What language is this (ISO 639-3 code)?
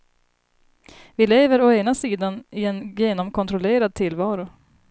swe